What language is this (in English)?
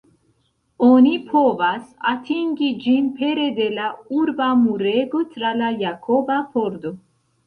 Esperanto